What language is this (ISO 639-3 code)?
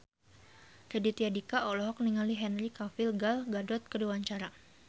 sun